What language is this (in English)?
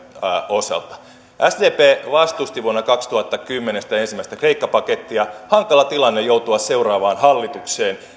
Finnish